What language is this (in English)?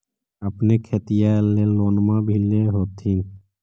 Magahi